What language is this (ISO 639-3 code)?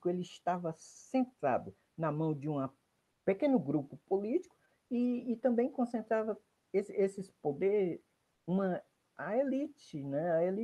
por